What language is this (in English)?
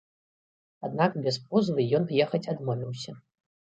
Belarusian